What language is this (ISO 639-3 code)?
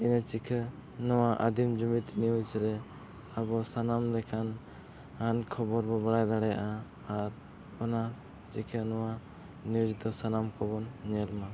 sat